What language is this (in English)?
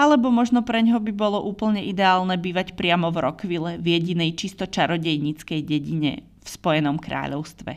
Slovak